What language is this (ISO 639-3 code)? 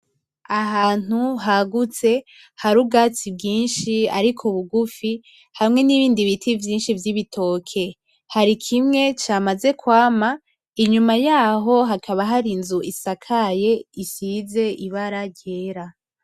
run